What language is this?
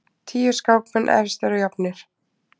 Icelandic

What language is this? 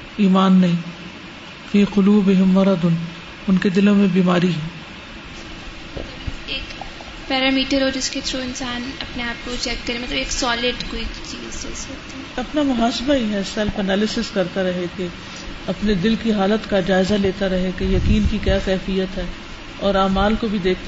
Urdu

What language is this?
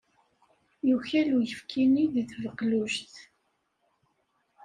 Kabyle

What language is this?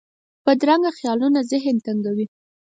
Pashto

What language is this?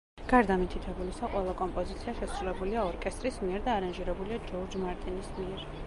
Georgian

